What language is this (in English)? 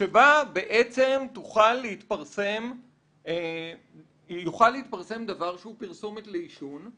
Hebrew